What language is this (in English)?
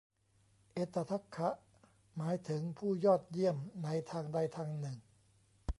Thai